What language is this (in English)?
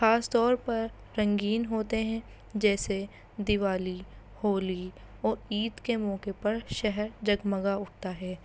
Urdu